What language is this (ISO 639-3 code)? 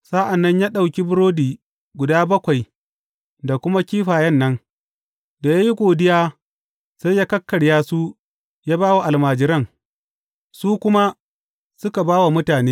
hau